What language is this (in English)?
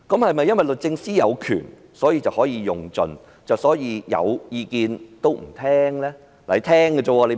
Cantonese